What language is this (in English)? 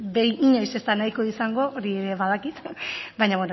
Basque